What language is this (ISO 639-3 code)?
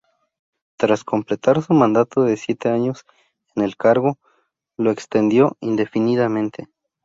spa